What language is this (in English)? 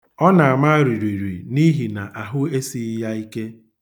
Igbo